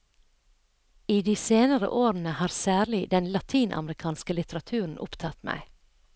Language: Norwegian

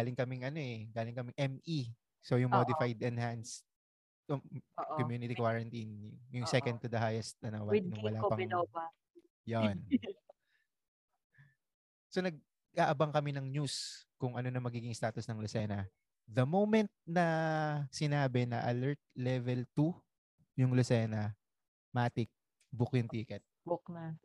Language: Filipino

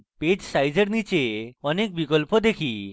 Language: Bangla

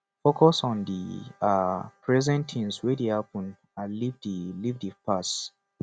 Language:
Nigerian Pidgin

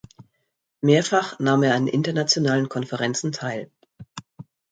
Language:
German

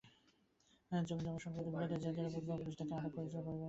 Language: Bangla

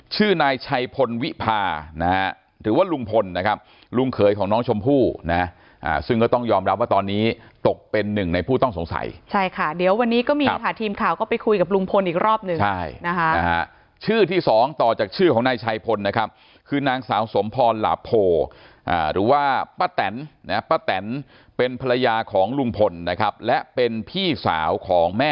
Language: Thai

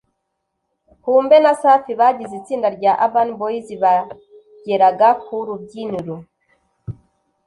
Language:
Kinyarwanda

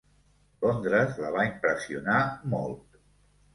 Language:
Catalan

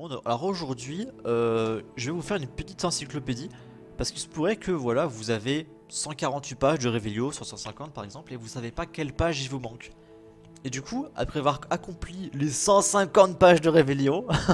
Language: French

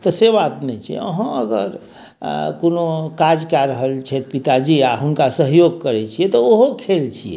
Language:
Maithili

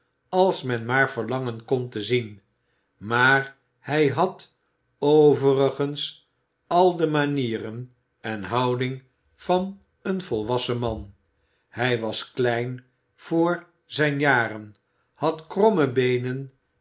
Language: Dutch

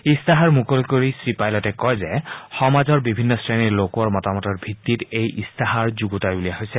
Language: Assamese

